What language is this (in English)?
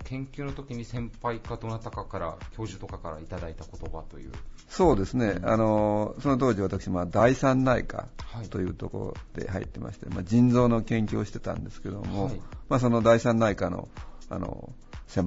Japanese